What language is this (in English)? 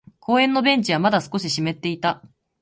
Japanese